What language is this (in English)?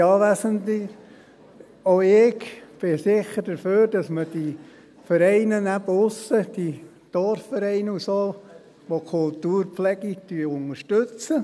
Swiss German